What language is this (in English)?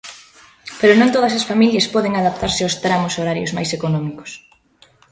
Galician